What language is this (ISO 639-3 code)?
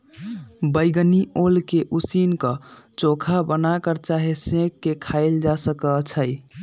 mag